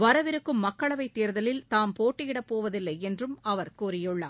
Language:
Tamil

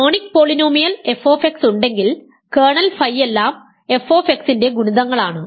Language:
Malayalam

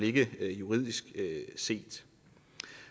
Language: Danish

